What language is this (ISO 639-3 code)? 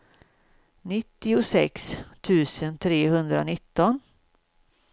swe